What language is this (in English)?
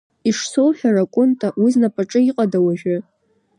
Abkhazian